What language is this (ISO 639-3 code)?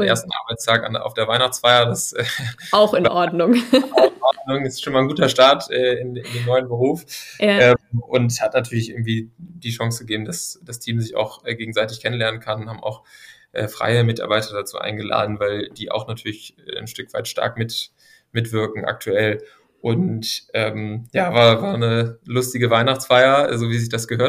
deu